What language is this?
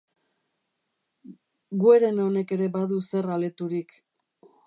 Basque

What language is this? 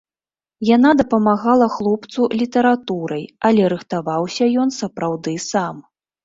Belarusian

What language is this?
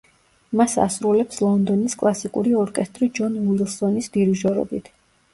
Georgian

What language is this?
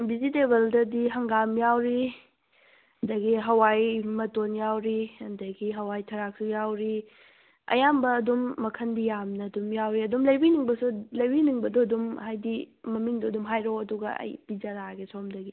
Manipuri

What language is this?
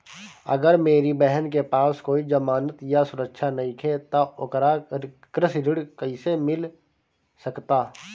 Bhojpuri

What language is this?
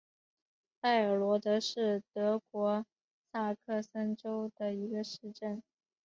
Chinese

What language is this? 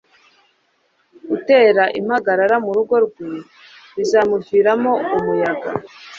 Kinyarwanda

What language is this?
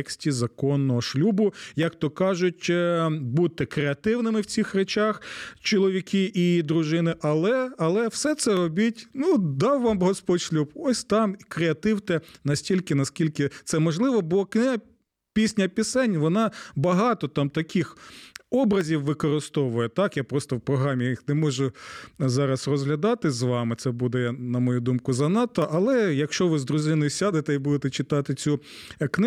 Ukrainian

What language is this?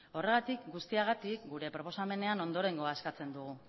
Basque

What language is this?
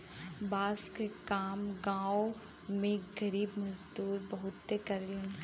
Bhojpuri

